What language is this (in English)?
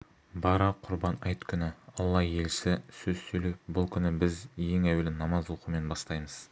Kazakh